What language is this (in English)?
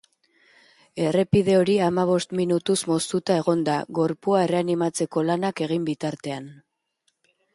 Basque